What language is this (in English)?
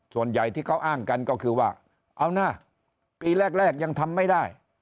Thai